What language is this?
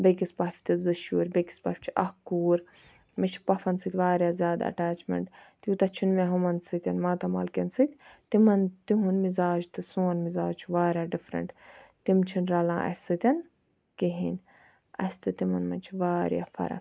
Kashmiri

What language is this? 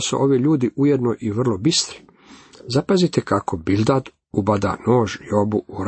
Croatian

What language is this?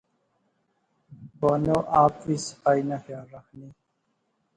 Pahari-Potwari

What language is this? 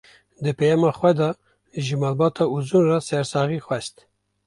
Kurdish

